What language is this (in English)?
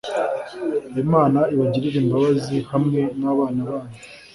Kinyarwanda